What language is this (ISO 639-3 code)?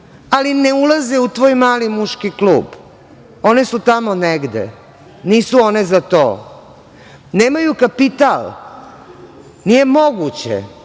srp